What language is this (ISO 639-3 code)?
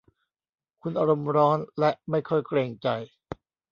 tha